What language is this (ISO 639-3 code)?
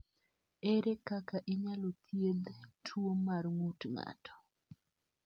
luo